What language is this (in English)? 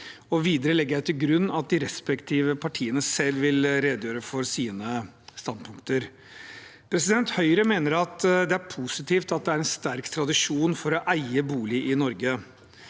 Norwegian